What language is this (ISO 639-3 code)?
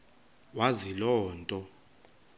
xho